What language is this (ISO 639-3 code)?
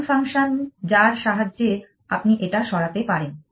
ben